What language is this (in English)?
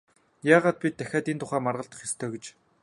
Mongolian